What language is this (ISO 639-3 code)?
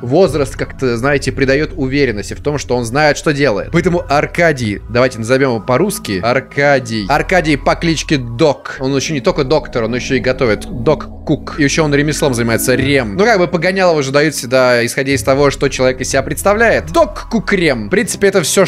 rus